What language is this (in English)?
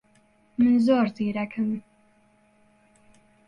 Central Kurdish